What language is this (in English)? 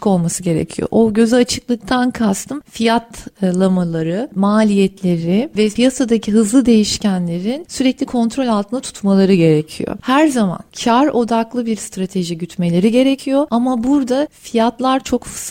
Turkish